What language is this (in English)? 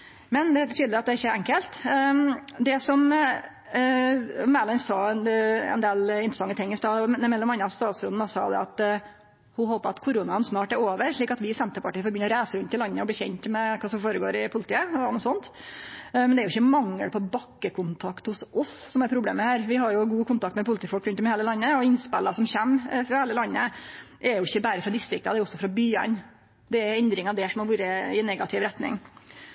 Norwegian Nynorsk